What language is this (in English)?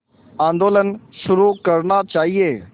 Hindi